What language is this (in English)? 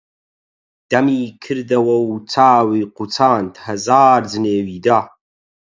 Central Kurdish